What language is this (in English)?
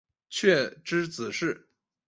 Chinese